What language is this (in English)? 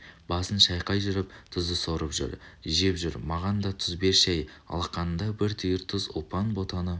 Kazakh